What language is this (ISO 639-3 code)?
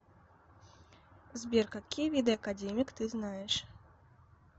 rus